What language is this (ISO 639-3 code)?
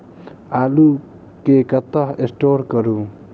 mai